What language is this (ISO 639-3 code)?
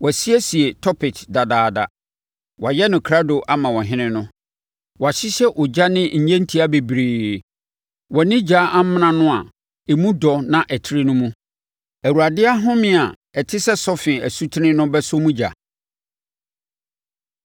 aka